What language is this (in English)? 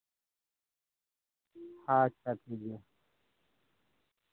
Santali